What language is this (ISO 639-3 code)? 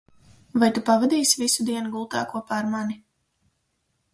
lav